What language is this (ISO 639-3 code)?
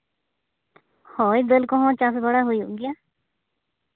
sat